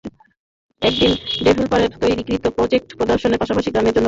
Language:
Bangla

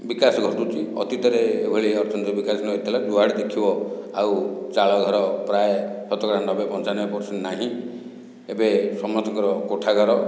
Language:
Odia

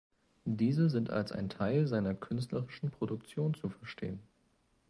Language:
German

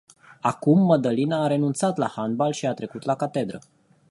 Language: Romanian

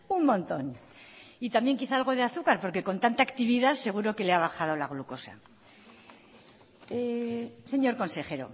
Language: Spanish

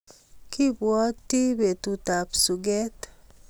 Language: Kalenjin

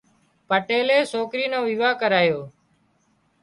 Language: Wadiyara Koli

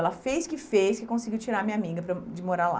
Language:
Portuguese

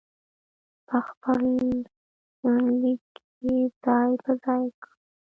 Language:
Pashto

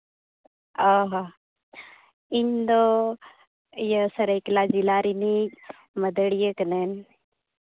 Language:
Santali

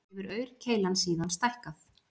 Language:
Icelandic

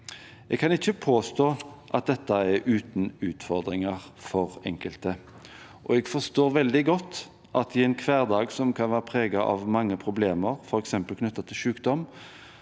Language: Norwegian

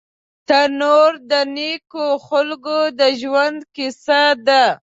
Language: Pashto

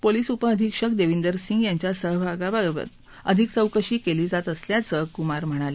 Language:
Marathi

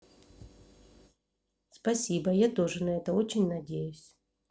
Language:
Russian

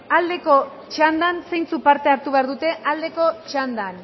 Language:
Basque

